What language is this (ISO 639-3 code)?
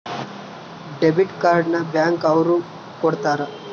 kan